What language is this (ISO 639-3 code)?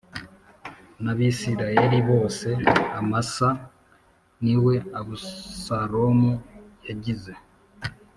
kin